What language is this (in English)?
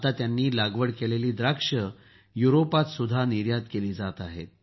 Marathi